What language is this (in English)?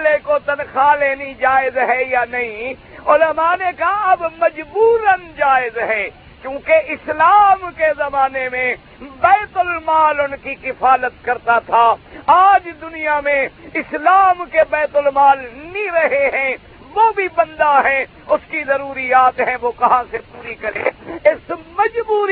Urdu